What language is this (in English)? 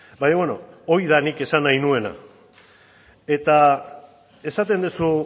Basque